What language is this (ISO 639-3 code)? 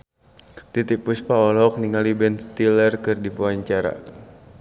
sun